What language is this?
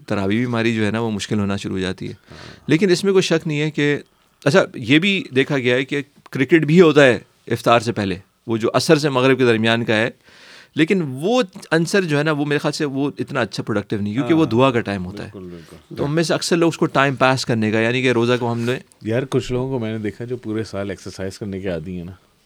Urdu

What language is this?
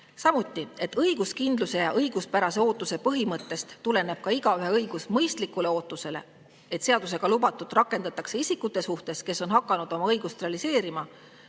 Estonian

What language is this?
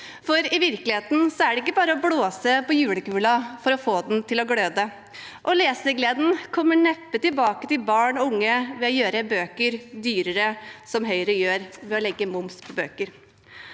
Norwegian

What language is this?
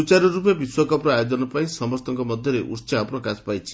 Odia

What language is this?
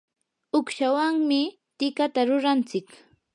Yanahuanca Pasco Quechua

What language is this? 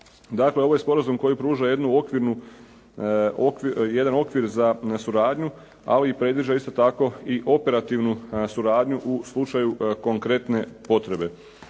Croatian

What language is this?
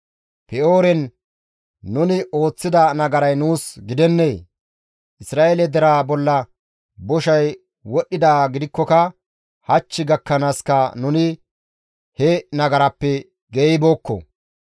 Gamo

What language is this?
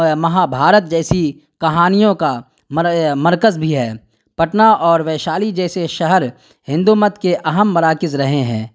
Urdu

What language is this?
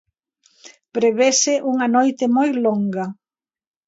Galician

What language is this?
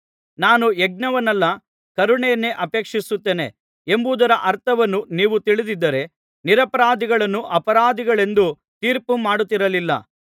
Kannada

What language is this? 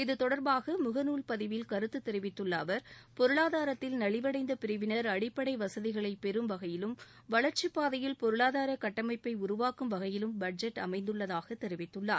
Tamil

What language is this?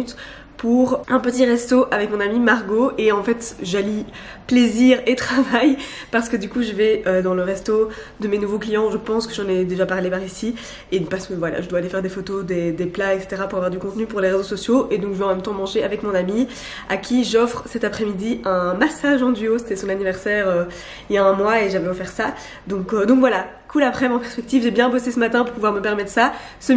French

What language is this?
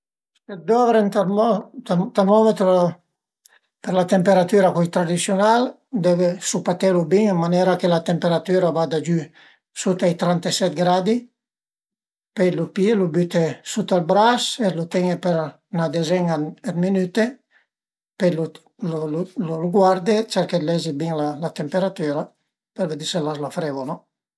Piedmontese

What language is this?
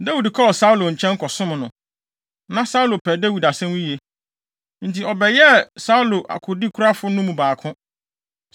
Akan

